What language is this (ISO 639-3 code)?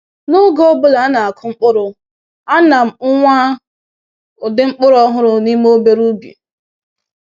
ibo